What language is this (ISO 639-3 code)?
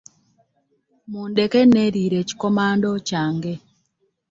lug